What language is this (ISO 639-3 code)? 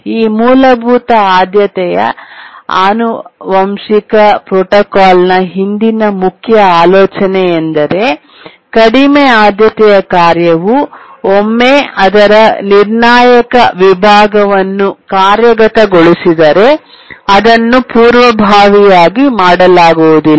kan